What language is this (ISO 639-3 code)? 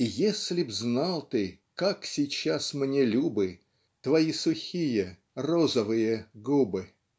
rus